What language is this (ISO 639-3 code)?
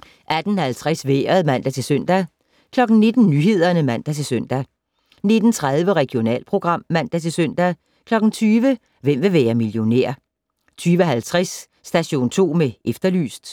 dan